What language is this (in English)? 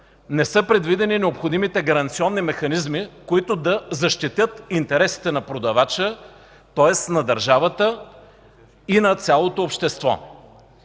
Bulgarian